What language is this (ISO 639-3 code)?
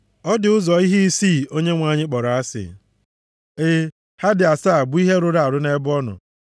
ibo